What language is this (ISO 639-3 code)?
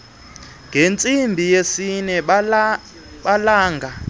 xho